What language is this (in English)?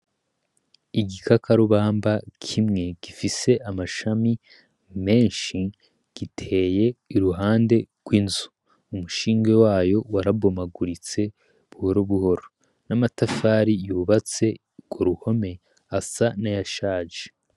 Rundi